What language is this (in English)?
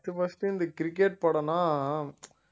Tamil